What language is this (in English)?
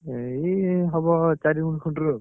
Odia